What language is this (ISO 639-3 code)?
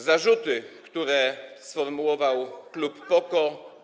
pol